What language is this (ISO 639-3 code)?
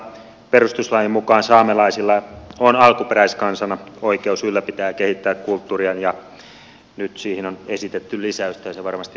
fin